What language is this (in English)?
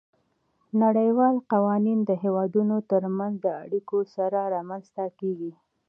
Pashto